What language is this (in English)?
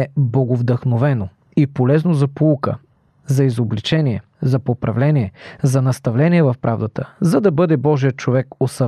Bulgarian